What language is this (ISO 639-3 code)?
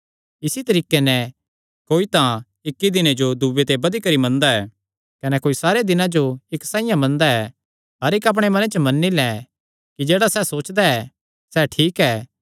xnr